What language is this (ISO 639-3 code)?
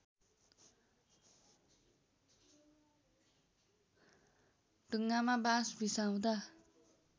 nep